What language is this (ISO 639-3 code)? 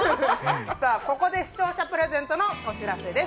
jpn